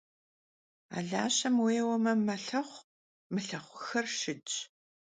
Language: Kabardian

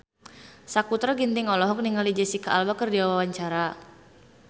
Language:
Sundanese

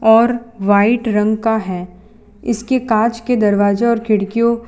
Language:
Hindi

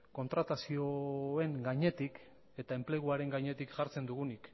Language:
Basque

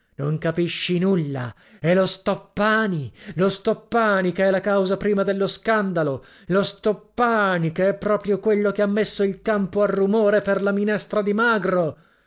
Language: Italian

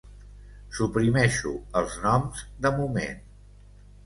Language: Catalan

